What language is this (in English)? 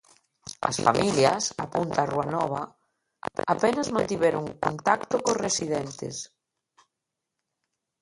Galician